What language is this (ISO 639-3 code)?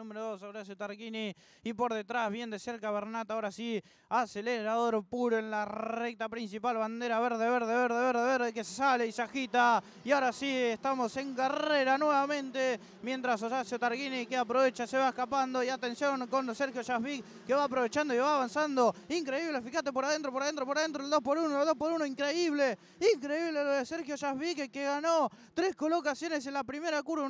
spa